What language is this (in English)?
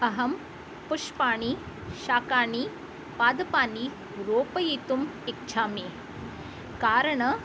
Sanskrit